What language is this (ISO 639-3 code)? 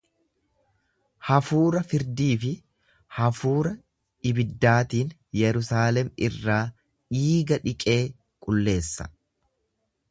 orm